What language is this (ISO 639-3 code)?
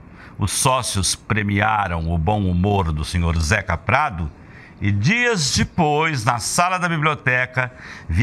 por